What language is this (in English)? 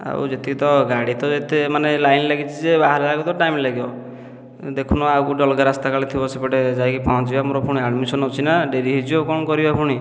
Odia